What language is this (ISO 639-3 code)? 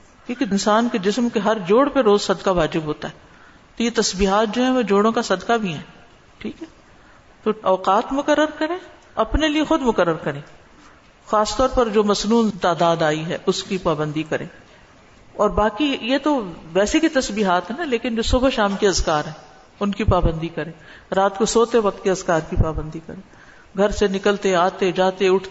urd